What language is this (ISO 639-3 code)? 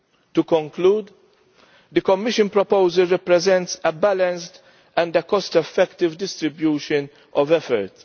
eng